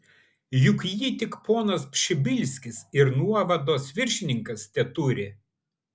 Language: Lithuanian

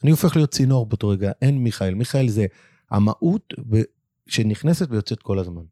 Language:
Hebrew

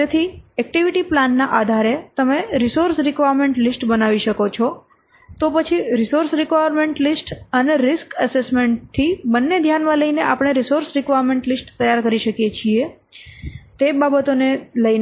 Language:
Gujarati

